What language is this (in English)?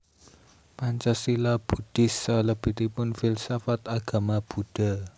Javanese